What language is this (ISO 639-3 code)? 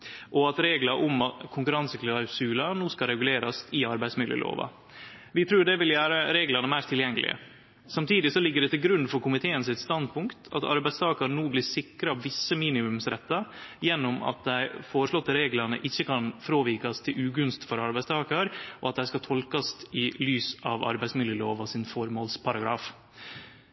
nno